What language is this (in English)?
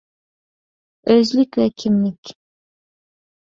Uyghur